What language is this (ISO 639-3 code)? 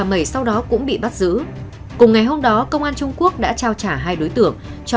vie